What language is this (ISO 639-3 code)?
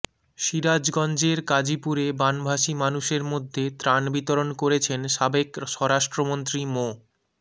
ben